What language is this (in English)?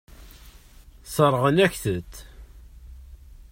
Kabyle